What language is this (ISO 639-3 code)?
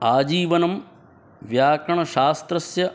san